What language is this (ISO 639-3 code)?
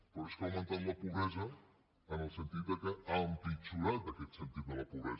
cat